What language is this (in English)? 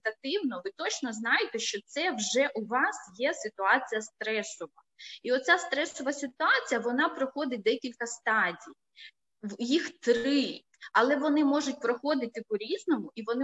Ukrainian